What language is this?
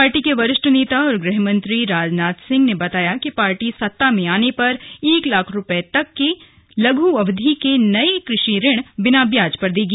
Hindi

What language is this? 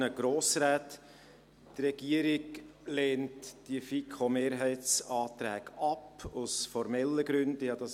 Swiss German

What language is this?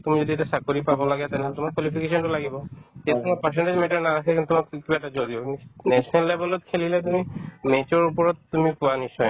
Assamese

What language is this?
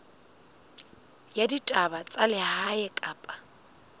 Southern Sotho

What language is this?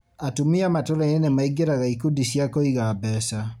Kikuyu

